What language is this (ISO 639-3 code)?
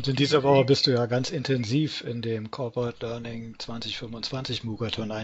deu